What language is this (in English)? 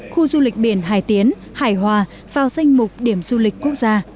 Vietnamese